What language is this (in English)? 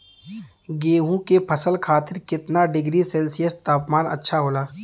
Bhojpuri